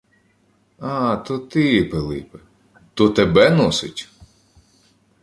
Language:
Ukrainian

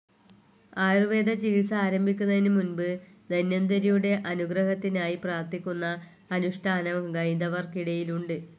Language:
Malayalam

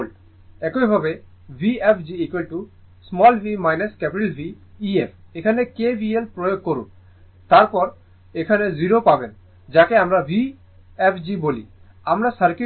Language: Bangla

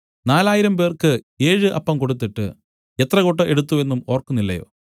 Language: Malayalam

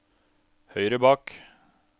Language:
Norwegian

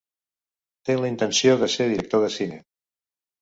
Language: Catalan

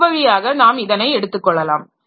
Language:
Tamil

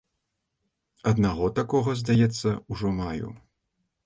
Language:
Belarusian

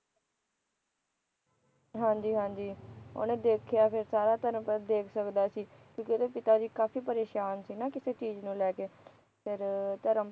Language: Punjabi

